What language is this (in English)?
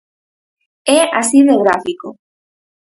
Galician